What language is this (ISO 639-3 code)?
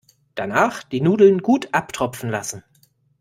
deu